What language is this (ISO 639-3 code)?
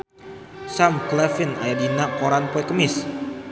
sun